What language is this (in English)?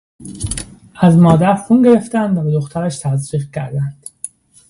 Persian